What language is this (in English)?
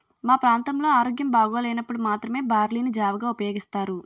Telugu